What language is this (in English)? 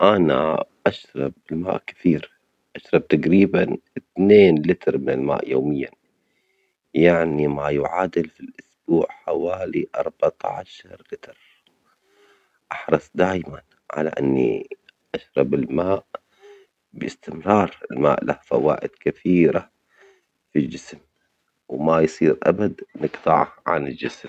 Omani Arabic